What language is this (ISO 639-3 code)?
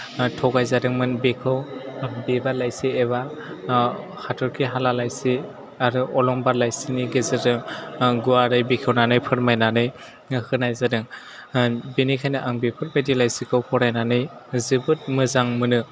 brx